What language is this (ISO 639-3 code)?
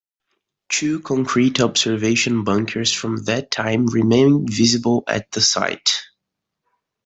eng